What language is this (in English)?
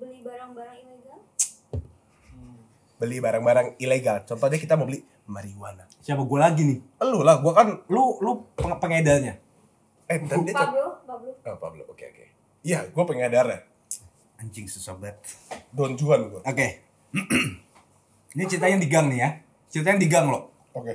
Indonesian